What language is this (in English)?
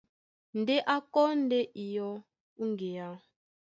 Duala